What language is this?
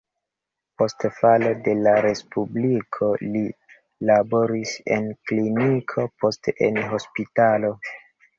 Esperanto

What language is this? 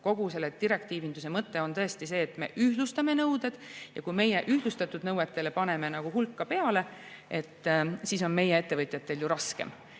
Estonian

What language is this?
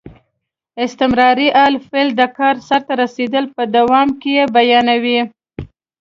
Pashto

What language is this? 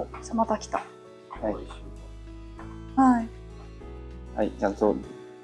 Japanese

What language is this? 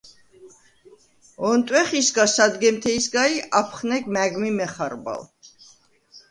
Svan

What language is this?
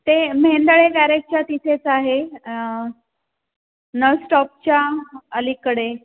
Marathi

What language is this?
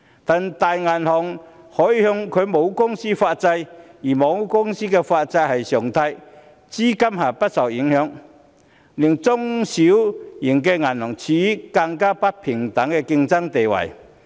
Cantonese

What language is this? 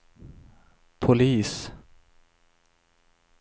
Swedish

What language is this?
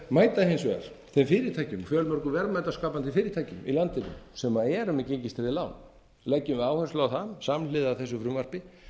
Icelandic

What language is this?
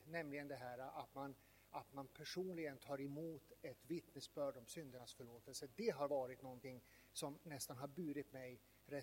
Swedish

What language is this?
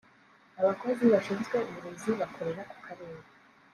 Kinyarwanda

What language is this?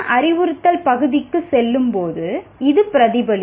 Tamil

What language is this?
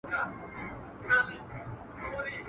Pashto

